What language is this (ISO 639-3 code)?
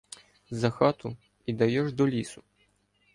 ukr